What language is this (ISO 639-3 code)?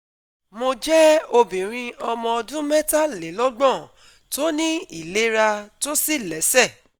yor